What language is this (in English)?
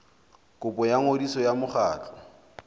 Southern Sotho